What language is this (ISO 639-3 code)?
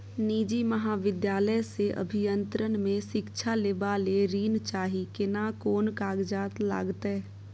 mai